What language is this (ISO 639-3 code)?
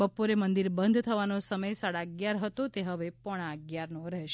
guj